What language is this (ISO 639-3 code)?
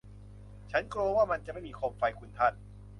tha